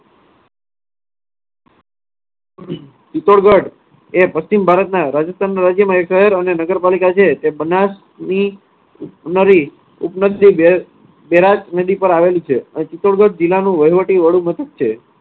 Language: Gujarati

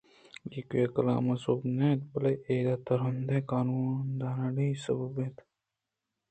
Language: Eastern Balochi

